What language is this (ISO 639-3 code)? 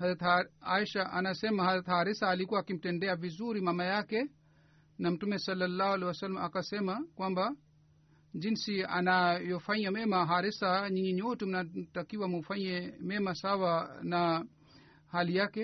swa